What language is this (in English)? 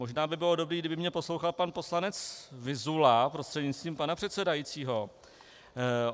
Czech